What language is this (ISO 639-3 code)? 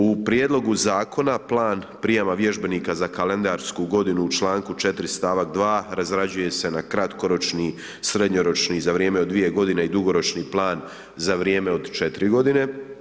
hrv